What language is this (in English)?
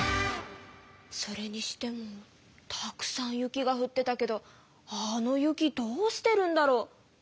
Japanese